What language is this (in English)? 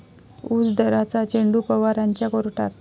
Marathi